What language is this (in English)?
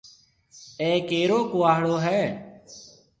Marwari (Pakistan)